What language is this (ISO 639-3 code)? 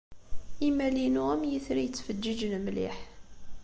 kab